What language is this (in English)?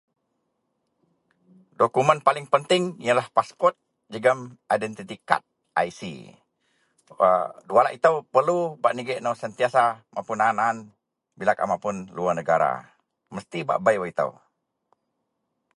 Central Melanau